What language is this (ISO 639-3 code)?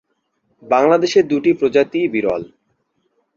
ben